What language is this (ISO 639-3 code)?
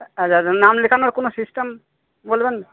ben